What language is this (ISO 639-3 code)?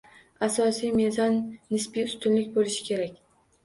uzb